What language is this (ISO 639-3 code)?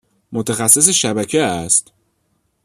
fas